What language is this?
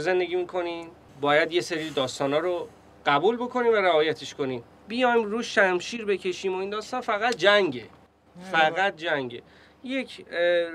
Persian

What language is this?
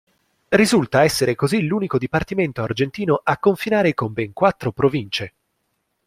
Italian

